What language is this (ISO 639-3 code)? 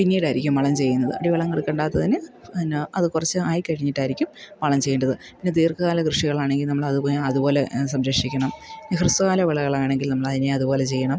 mal